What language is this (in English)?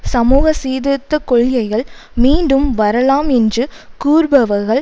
Tamil